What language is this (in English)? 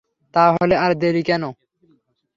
Bangla